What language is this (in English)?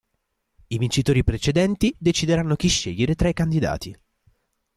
Italian